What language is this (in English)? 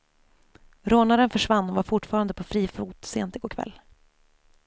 Swedish